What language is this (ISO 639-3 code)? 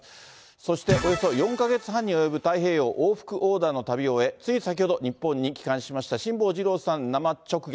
jpn